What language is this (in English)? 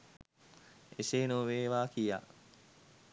Sinhala